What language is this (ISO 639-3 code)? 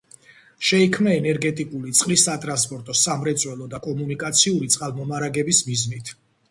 kat